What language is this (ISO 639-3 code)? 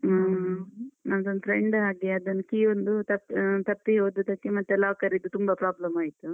kan